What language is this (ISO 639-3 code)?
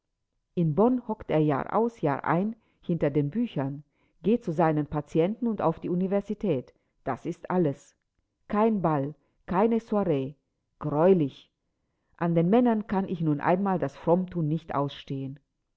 deu